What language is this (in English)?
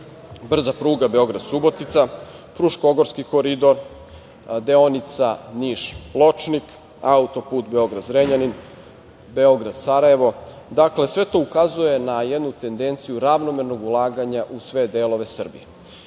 Serbian